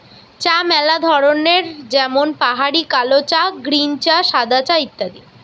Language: Bangla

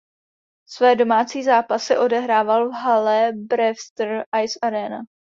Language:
Czech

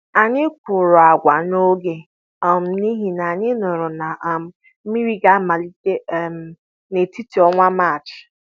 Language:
Igbo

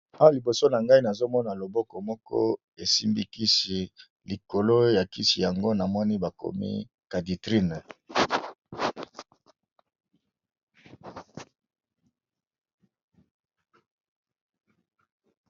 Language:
Lingala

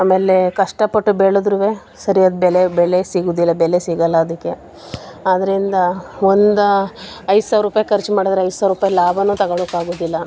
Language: Kannada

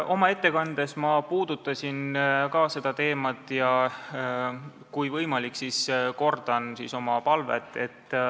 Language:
Estonian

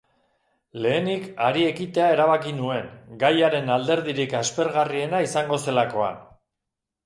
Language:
Basque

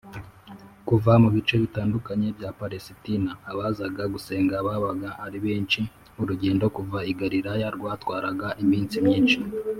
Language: Kinyarwanda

